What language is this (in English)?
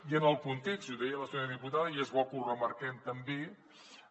Catalan